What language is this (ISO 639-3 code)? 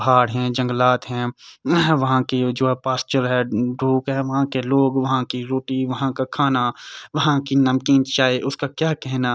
urd